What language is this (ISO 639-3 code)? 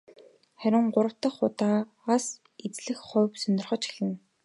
mon